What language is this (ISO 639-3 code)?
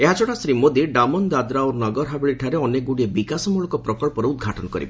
ori